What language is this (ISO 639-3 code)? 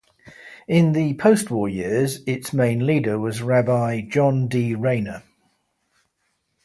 eng